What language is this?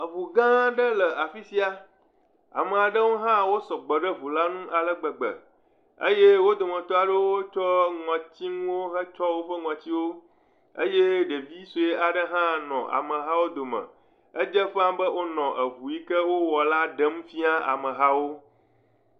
Ewe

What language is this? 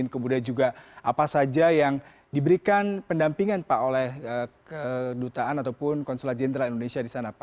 Indonesian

